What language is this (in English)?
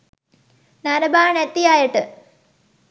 Sinhala